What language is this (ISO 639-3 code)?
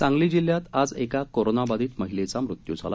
mar